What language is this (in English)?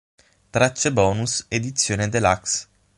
Italian